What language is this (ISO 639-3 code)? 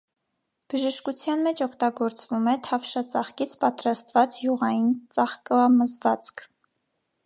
hye